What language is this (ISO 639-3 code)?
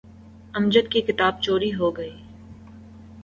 urd